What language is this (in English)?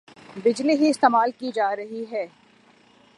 Urdu